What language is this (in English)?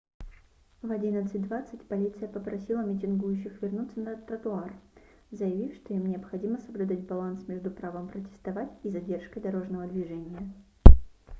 Russian